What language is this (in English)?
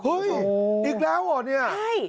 Thai